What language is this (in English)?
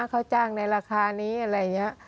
Thai